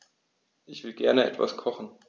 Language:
German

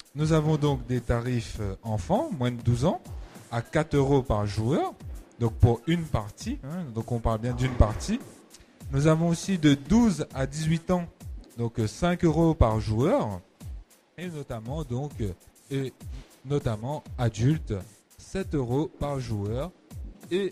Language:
French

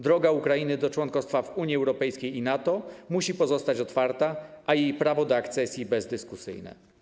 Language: Polish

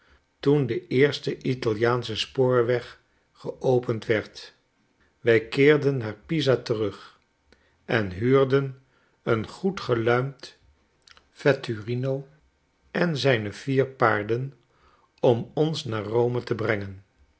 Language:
Dutch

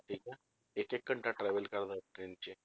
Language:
Punjabi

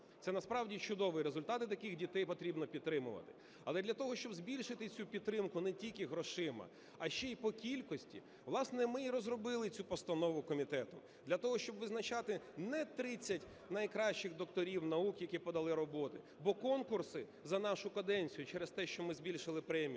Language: Ukrainian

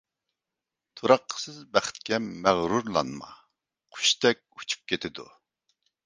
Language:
Uyghur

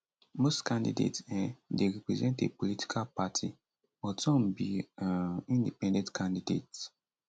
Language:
Nigerian Pidgin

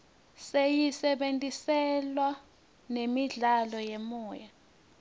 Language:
Swati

